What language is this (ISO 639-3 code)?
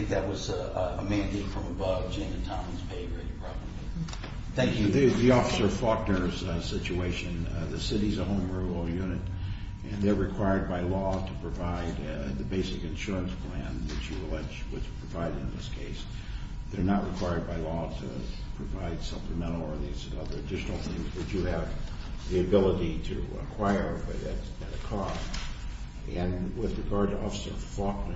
eng